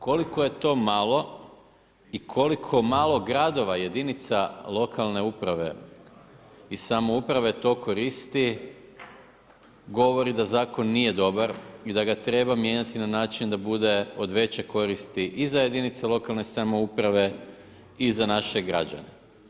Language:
Croatian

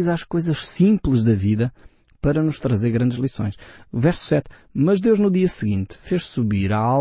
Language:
Portuguese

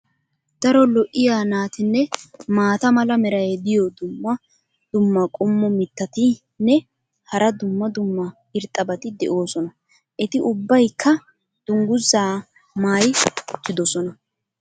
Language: Wolaytta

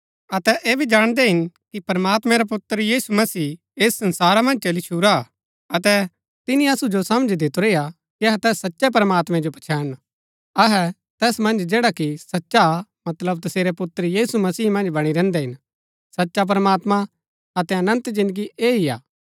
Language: Gaddi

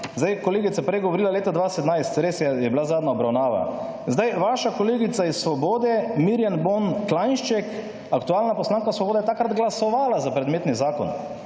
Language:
Slovenian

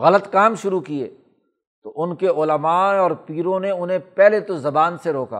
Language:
Urdu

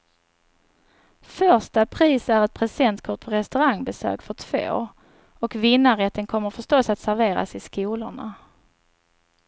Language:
Swedish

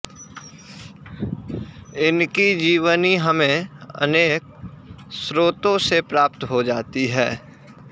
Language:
Sanskrit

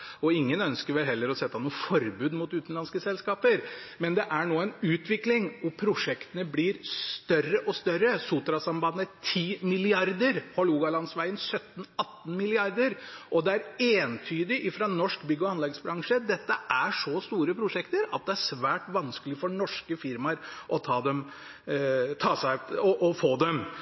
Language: Norwegian Bokmål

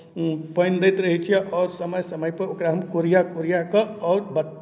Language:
Maithili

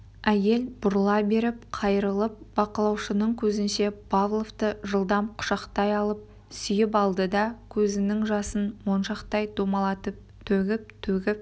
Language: Kazakh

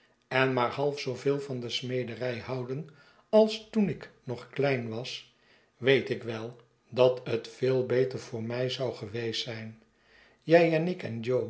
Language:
Dutch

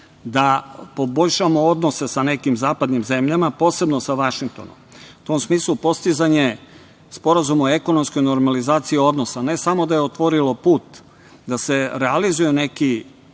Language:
Serbian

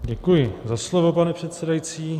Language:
Czech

